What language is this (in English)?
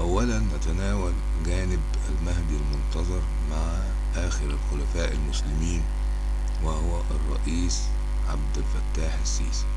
Arabic